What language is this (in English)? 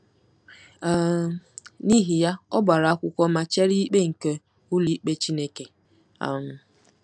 Igbo